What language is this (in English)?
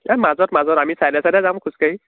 Assamese